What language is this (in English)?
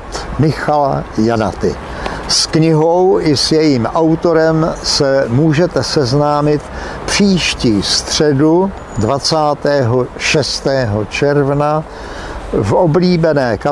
Czech